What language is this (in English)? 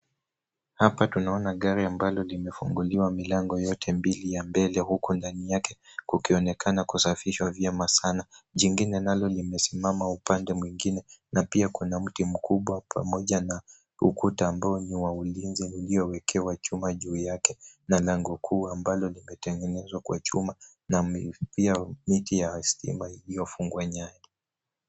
Swahili